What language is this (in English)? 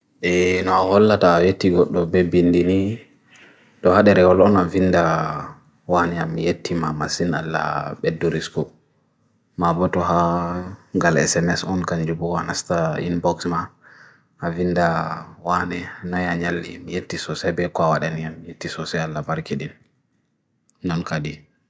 Bagirmi Fulfulde